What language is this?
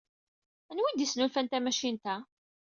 Kabyle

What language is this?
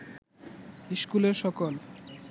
Bangla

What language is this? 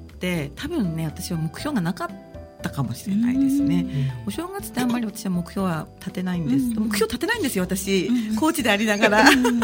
Japanese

